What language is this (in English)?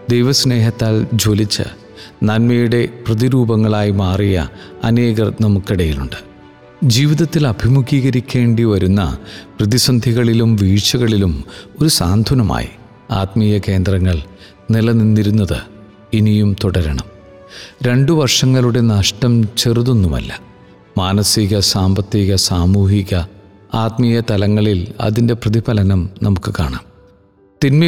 Malayalam